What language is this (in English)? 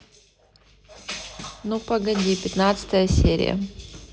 Russian